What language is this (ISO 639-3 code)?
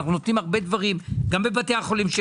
heb